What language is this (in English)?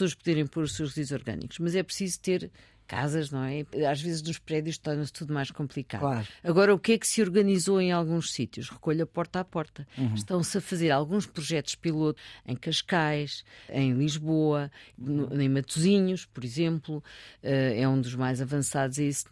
Portuguese